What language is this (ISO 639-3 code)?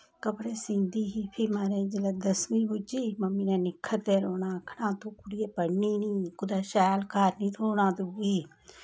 doi